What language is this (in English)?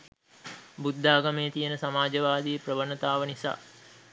Sinhala